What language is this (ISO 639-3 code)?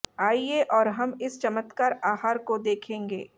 hin